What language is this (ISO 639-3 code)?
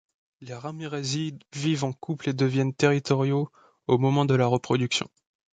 fra